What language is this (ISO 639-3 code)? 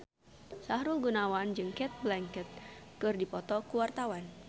sun